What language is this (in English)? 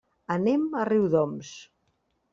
Catalan